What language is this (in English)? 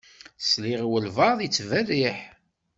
Kabyle